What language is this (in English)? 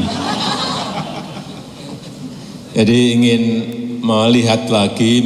Indonesian